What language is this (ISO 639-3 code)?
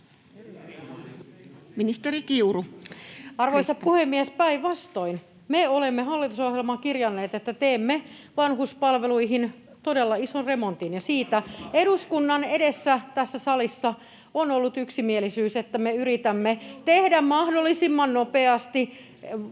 fin